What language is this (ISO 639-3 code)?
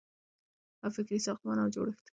pus